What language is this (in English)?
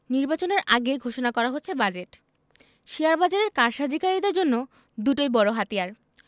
Bangla